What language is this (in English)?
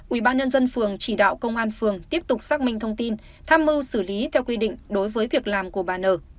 Vietnamese